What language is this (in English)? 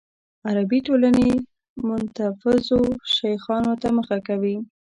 Pashto